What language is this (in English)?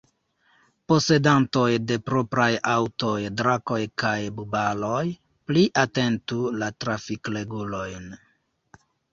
Esperanto